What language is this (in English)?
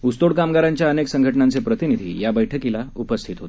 Marathi